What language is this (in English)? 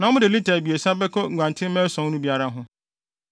Akan